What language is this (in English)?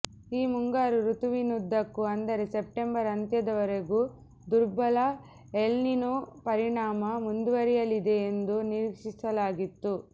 Kannada